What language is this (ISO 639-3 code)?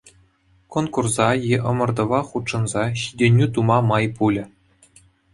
chv